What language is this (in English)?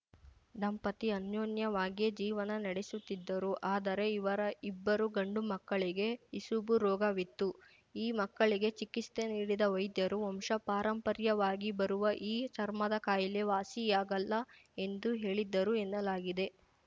Kannada